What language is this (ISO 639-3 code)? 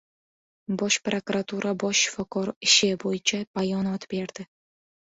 uzb